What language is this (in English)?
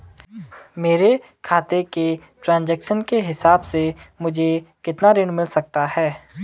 Hindi